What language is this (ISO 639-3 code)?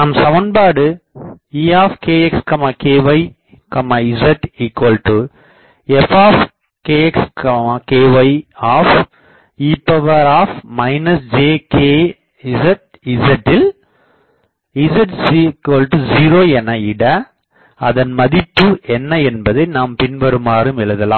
tam